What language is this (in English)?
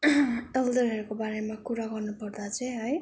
Nepali